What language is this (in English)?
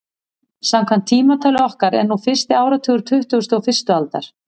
Icelandic